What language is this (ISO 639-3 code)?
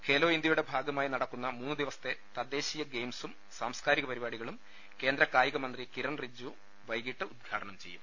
mal